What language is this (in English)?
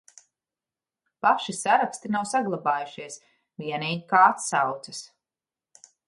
Latvian